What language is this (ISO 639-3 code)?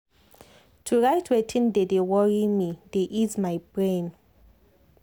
pcm